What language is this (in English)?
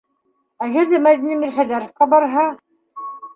Bashkir